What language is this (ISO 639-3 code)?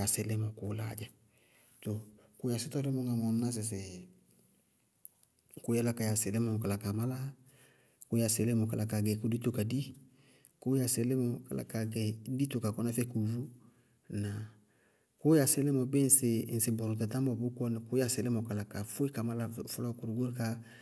bqg